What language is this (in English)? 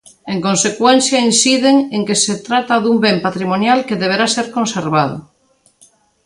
Galician